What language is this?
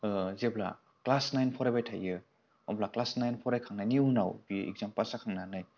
Bodo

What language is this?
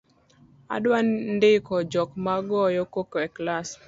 Luo (Kenya and Tanzania)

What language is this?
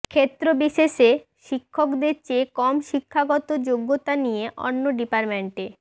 Bangla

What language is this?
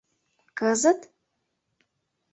Mari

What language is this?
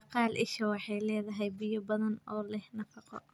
Somali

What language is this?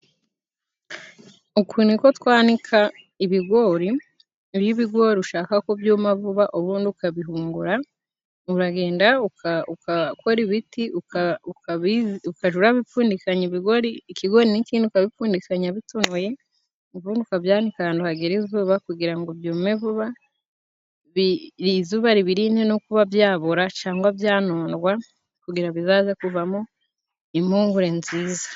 Kinyarwanda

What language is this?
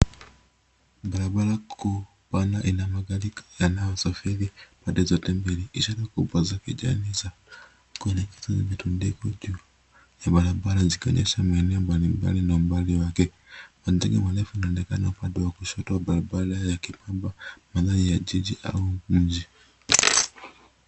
Swahili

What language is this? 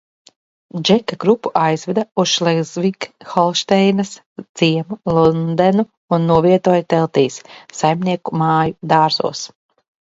Latvian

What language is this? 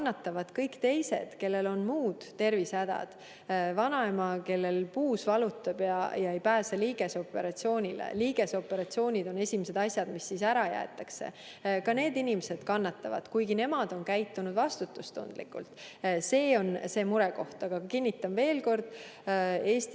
Estonian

